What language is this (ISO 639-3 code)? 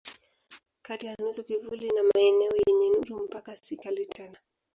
swa